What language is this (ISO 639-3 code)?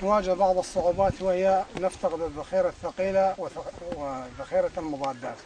ara